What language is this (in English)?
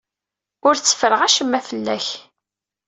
Kabyle